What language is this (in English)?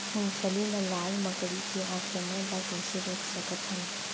Chhattisgarhi